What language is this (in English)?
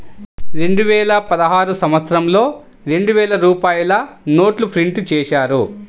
Telugu